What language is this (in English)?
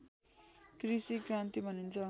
Nepali